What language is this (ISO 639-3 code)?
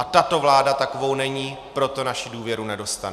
ces